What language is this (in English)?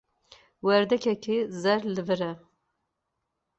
Kurdish